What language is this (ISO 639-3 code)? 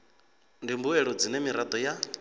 ven